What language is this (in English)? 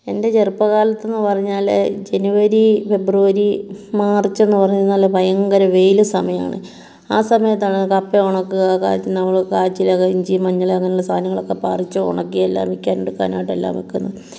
Malayalam